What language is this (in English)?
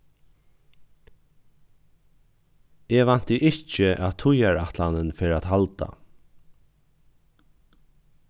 Faroese